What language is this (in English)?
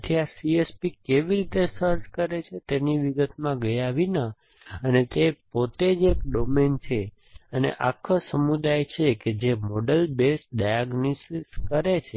Gujarati